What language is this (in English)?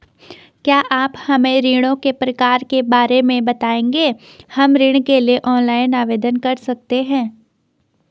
Hindi